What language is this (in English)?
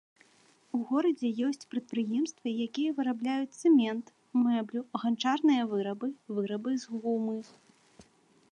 Belarusian